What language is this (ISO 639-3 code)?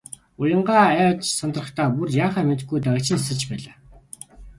mon